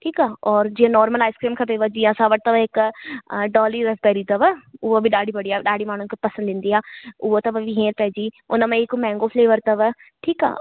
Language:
Sindhi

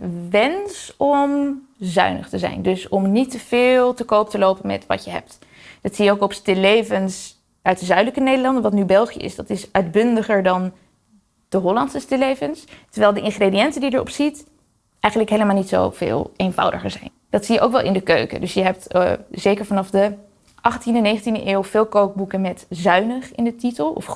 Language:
Dutch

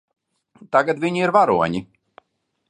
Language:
Latvian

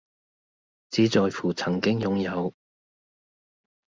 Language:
Cantonese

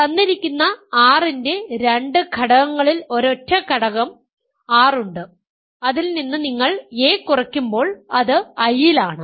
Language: Malayalam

